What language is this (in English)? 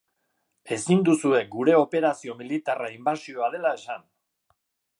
Basque